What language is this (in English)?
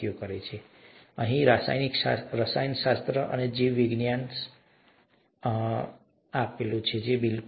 Gujarati